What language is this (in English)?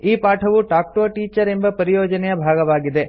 Kannada